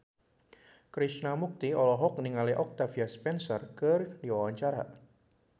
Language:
Sundanese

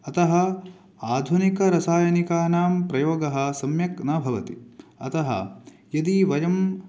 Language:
Sanskrit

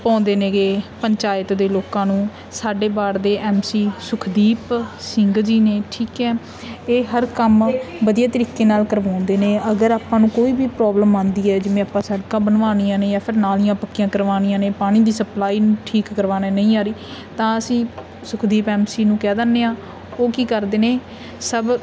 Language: Punjabi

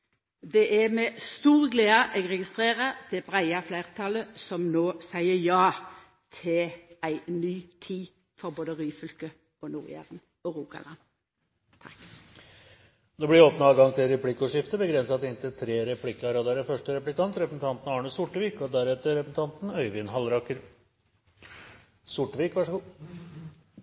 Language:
Norwegian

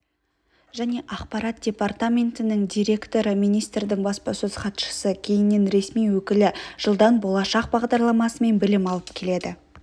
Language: Kazakh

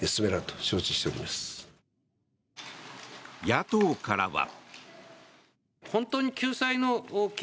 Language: Japanese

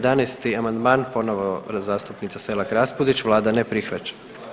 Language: Croatian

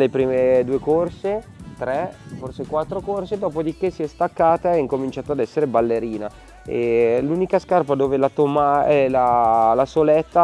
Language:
Italian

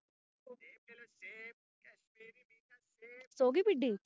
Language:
Punjabi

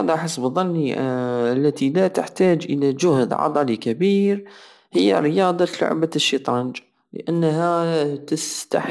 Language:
Algerian Saharan Arabic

